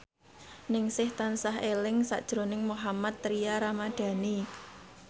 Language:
Javanese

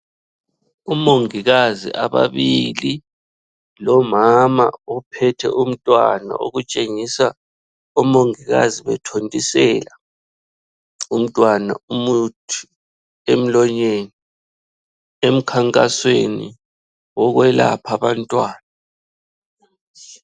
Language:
North Ndebele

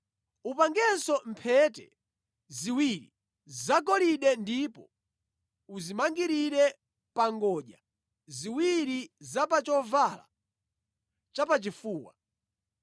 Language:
Nyanja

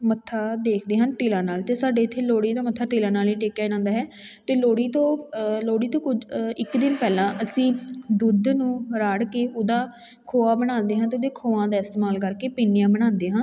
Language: Punjabi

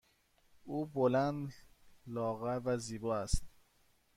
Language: Persian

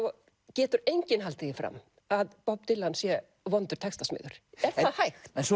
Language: Icelandic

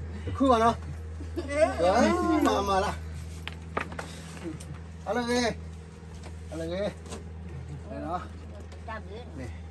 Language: Thai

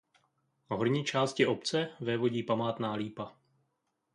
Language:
Czech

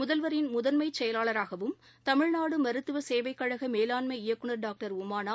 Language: Tamil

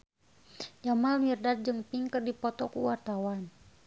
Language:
Sundanese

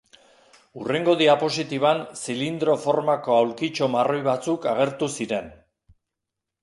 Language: Basque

